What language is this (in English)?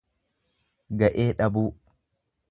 Oromo